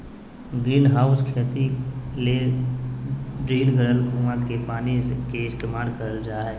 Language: Magahi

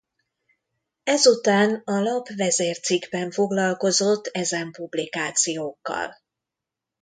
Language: Hungarian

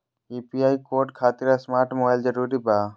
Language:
Magahi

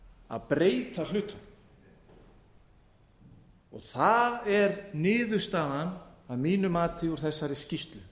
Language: Icelandic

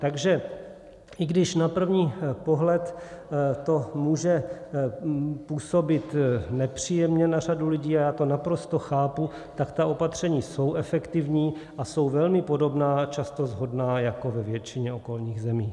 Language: Czech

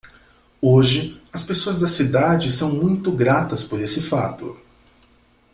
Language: Portuguese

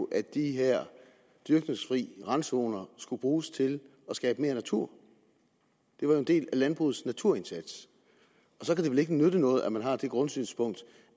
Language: Danish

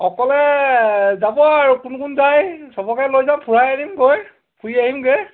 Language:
Assamese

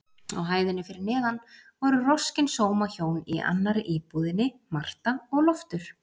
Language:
Icelandic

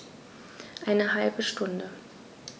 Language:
German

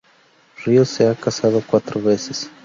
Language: Spanish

